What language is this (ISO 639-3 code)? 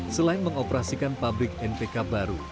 ind